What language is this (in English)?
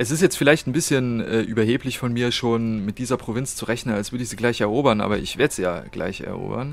German